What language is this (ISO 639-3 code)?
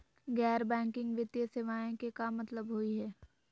mag